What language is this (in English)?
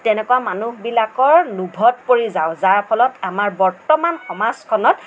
Assamese